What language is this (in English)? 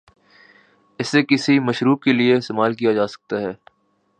Urdu